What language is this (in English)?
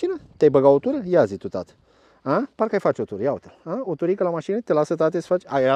Romanian